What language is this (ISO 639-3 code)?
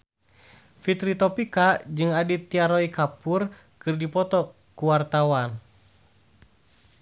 sun